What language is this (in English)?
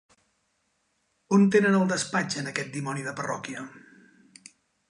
Catalan